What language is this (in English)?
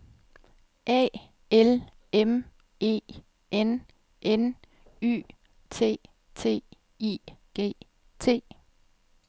Danish